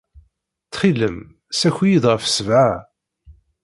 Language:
Kabyle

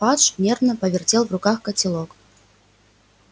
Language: Russian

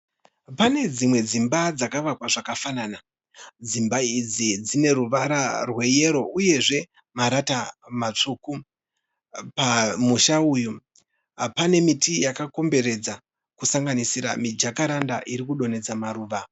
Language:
Shona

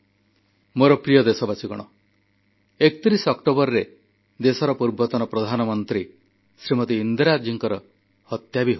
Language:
Odia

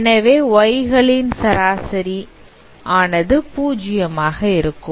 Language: Tamil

